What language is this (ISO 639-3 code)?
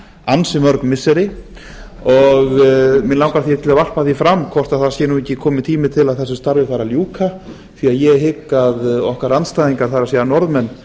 isl